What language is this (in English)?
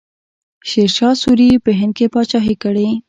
Pashto